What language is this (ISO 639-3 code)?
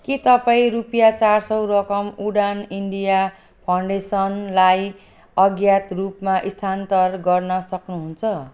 nep